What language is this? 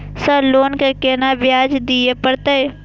Maithili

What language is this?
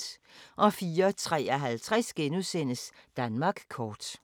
Danish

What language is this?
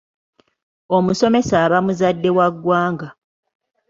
Ganda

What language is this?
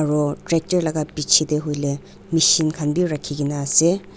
Naga Pidgin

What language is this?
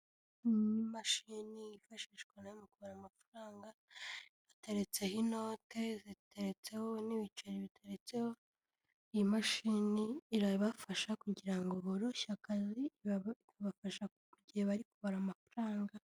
Kinyarwanda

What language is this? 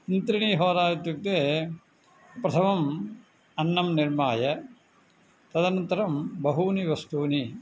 Sanskrit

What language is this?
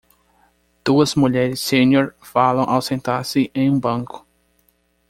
Portuguese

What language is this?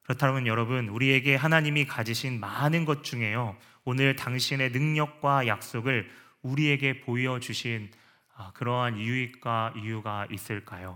Korean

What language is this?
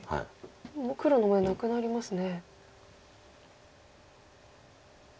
Japanese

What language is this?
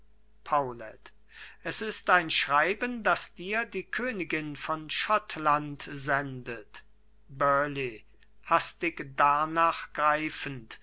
German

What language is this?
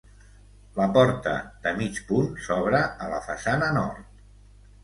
Catalan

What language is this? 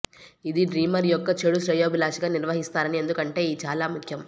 Telugu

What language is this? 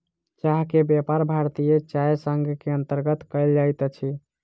Maithili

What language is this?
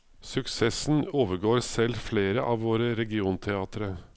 Norwegian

